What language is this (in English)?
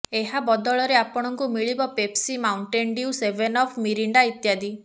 Odia